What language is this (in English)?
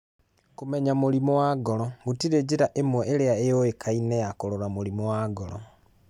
Kikuyu